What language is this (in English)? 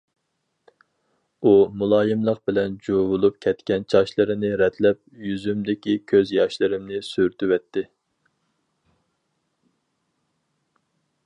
Uyghur